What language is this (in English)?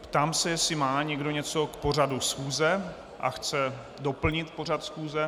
Czech